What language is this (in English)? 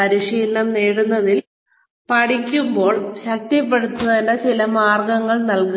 Malayalam